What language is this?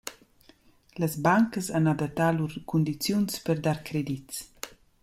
Romansh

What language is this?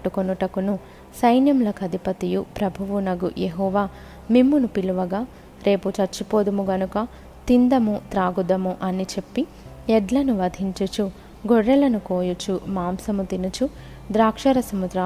Telugu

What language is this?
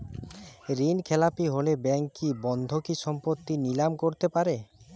Bangla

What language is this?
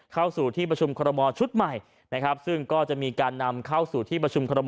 Thai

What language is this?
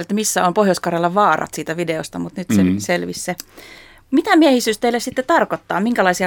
Finnish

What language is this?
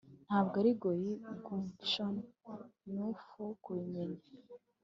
Kinyarwanda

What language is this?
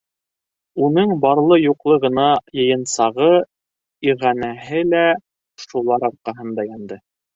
Bashkir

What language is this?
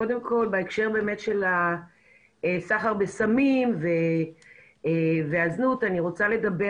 Hebrew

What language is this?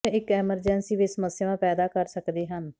Punjabi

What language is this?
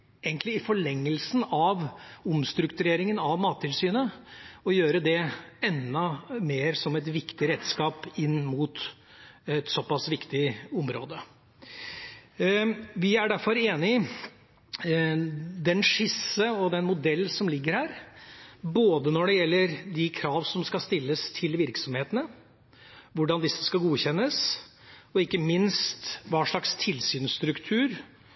Norwegian Bokmål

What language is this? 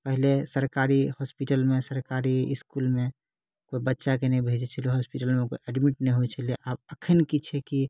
Maithili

